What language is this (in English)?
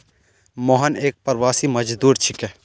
Magahi